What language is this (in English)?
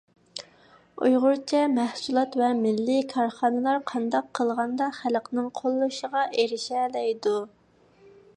Uyghur